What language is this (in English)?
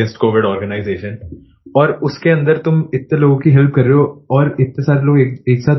Hindi